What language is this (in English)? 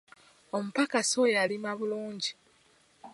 Ganda